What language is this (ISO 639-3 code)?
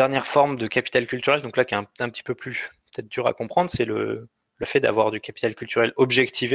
fra